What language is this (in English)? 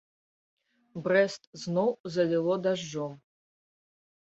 Belarusian